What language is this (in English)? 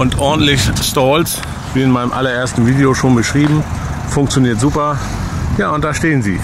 German